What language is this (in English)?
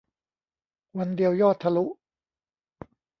Thai